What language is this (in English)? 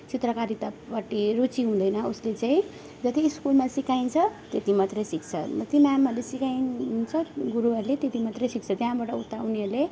Nepali